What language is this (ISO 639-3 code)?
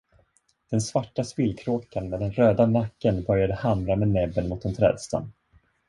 swe